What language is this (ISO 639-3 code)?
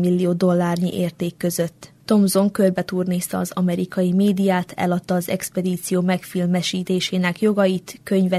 hun